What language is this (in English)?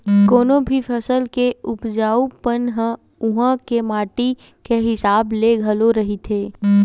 Chhattisgarhi